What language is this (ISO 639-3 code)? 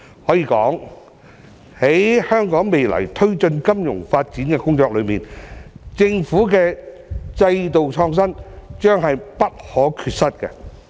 yue